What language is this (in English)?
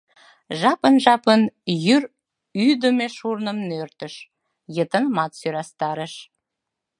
Mari